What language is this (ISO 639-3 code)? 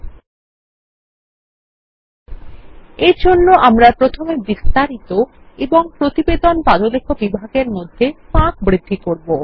ben